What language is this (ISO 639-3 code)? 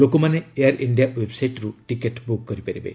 ori